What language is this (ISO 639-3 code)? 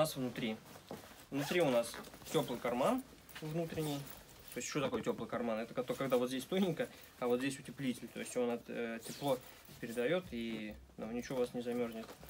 rus